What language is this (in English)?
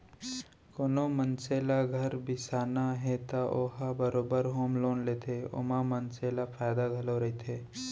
Chhattisgarhi